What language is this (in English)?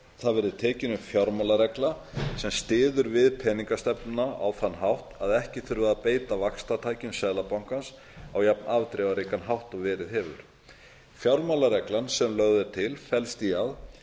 Icelandic